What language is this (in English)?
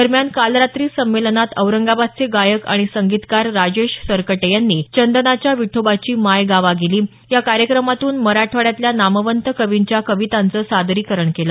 Marathi